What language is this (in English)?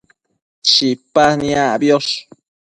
Matsés